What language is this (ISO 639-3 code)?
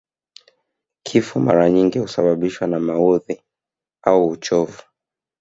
swa